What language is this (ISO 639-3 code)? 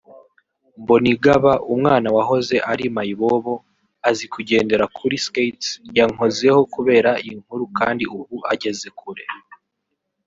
kin